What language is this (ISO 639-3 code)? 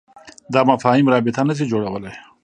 pus